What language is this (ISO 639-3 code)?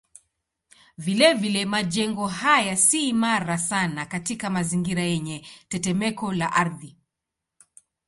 swa